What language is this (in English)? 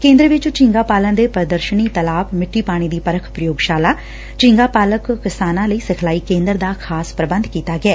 Punjabi